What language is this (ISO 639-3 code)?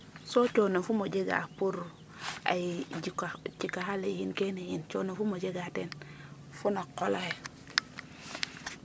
srr